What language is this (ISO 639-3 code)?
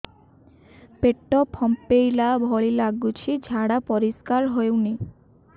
ori